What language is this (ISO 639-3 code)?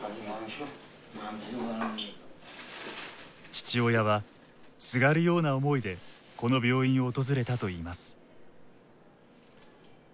jpn